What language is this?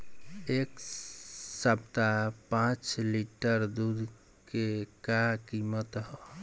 Bhojpuri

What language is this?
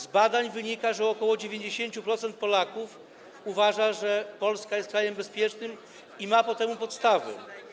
Polish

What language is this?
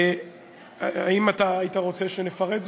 Hebrew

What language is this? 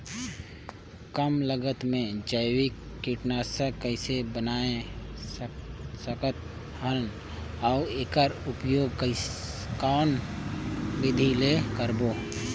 Chhattisgarhi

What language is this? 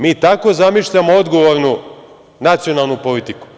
Serbian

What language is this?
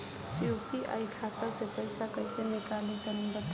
Bhojpuri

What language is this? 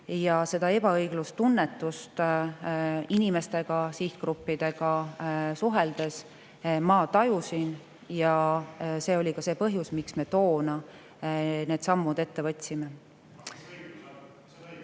Estonian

